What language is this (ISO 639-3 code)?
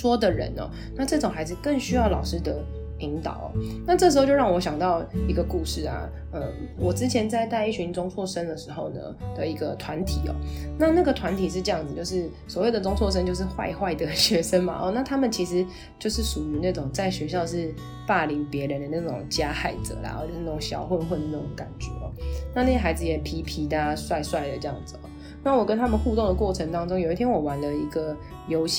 zho